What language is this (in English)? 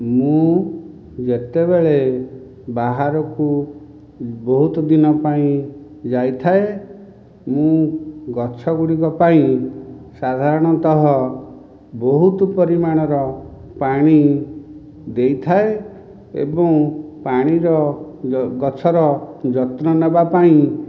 Odia